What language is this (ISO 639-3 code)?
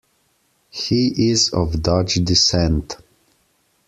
eng